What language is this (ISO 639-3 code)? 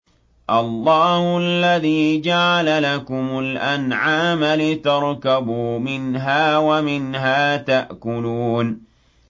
ara